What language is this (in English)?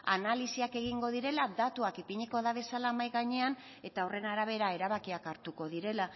Basque